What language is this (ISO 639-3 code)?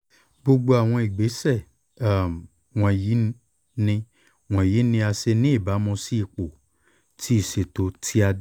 yor